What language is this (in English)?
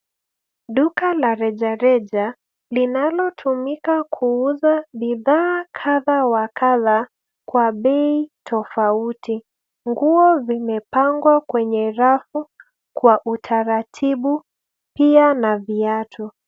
Swahili